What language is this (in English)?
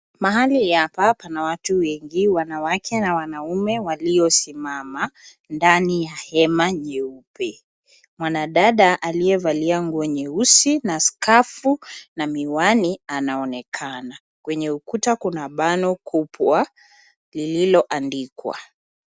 Swahili